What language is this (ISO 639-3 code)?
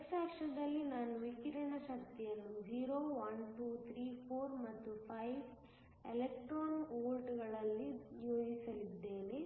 kan